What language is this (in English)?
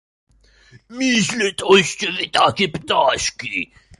Polish